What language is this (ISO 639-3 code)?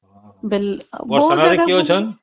ori